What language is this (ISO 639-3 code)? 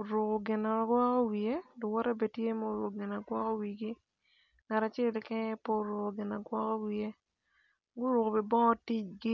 ach